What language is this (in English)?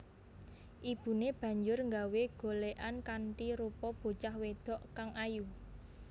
Javanese